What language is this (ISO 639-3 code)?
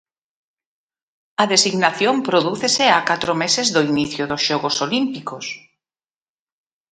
glg